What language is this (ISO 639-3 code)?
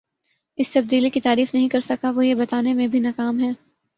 urd